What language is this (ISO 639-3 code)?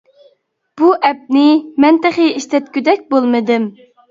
uig